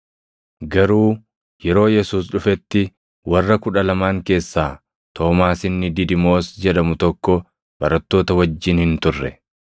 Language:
Oromo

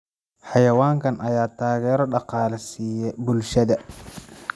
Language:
Somali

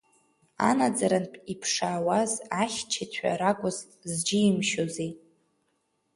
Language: Abkhazian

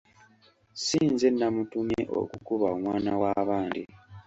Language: Ganda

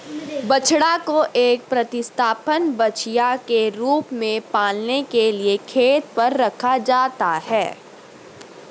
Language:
Hindi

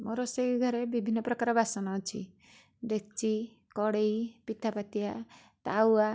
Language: Odia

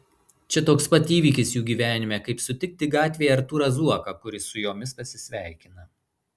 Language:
Lithuanian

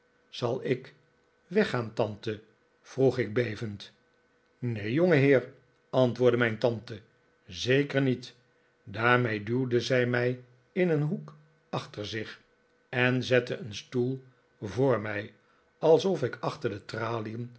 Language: Dutch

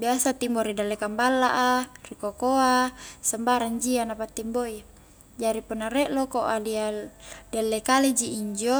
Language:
Highland Konjo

